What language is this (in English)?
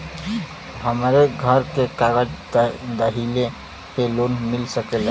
Bhojpuri